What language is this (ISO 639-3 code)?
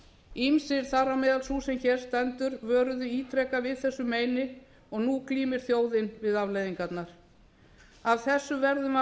isl